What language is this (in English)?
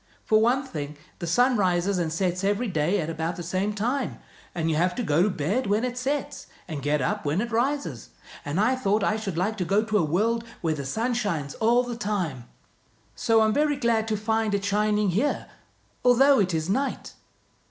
English